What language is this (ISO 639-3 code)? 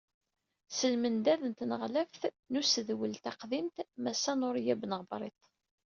kab